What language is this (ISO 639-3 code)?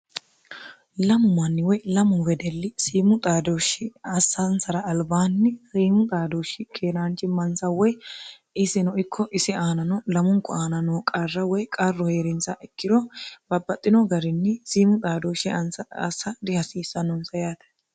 sid